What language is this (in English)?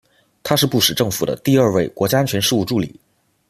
Chinese